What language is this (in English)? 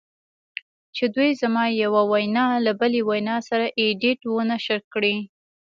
Pashto